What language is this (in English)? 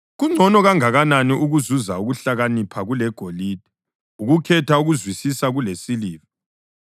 North Ndebele